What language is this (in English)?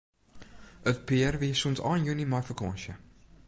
Western Frisian